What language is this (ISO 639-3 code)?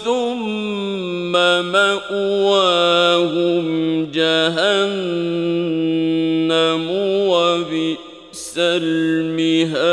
ara